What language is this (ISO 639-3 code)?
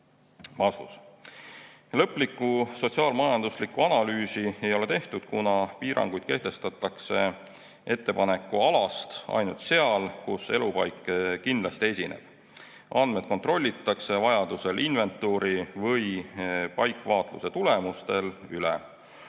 est